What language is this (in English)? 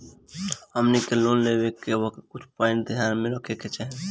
Bhojpuri